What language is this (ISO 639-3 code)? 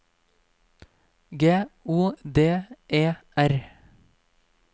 nor